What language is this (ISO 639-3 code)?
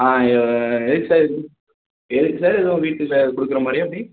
tam